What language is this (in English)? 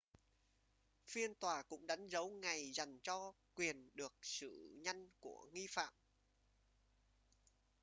Vietnamese